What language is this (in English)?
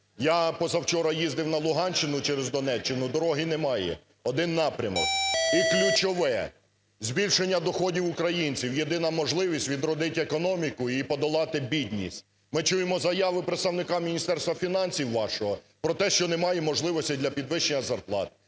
Ukrainian